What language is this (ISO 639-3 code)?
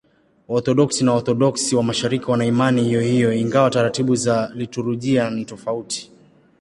swa